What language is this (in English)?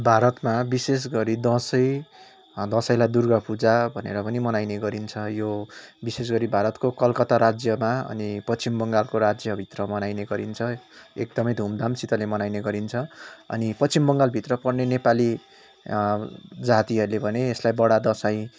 Nepali